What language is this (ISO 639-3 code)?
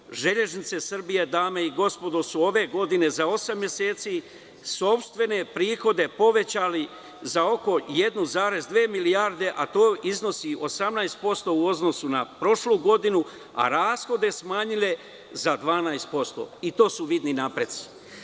srp